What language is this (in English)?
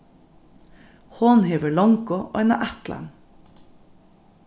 Faroese